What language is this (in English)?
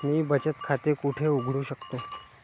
Marathi